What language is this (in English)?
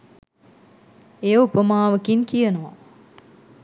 Sinhala